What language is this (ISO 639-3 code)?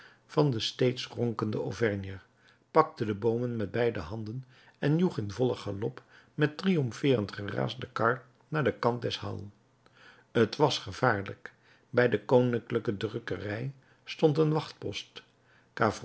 nld